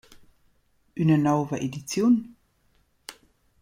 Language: Romansh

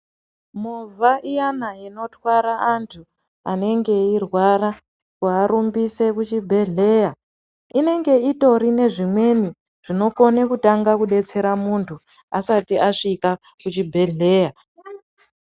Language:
Ndau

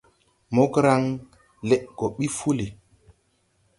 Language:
Tupuri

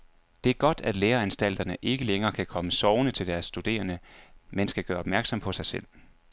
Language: Danish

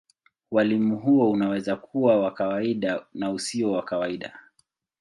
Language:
Swahili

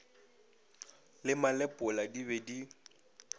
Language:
Northern Sotho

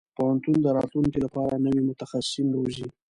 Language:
Pashto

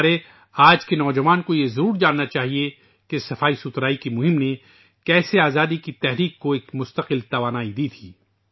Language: Urdu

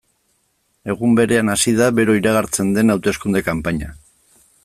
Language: Basque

